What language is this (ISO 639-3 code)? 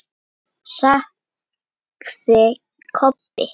isl